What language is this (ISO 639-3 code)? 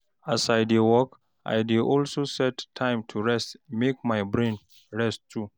pcm